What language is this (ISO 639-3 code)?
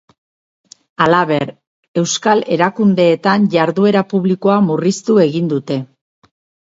eus